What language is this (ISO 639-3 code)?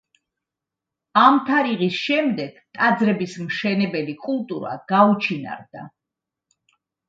kat